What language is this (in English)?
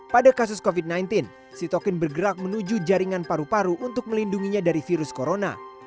Indonesian